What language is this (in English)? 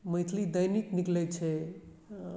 Maithili